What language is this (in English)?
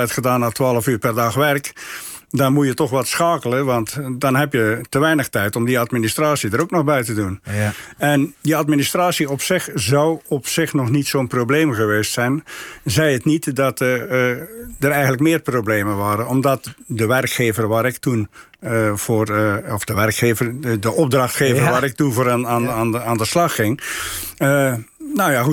Dutch